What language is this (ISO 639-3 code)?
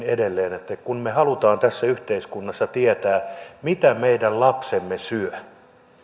fin